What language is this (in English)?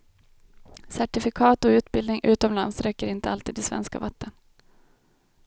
Swedish